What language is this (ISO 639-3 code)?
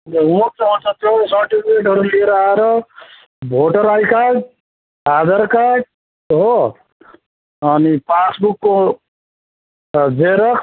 nep